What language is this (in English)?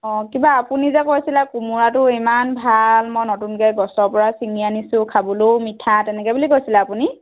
Assamese